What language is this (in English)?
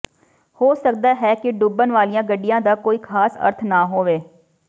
Punjabi